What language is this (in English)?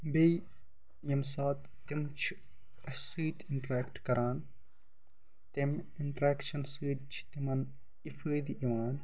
Kashmiri